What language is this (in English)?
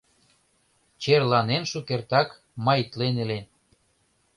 Mari